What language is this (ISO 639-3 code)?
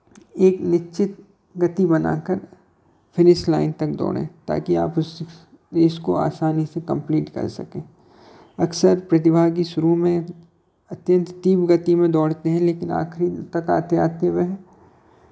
hin